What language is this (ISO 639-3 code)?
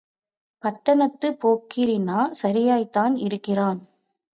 tam